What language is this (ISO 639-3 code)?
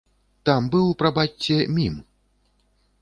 bel